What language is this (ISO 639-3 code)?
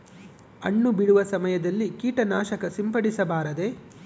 kan